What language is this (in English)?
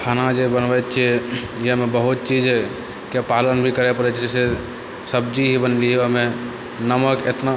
Maithili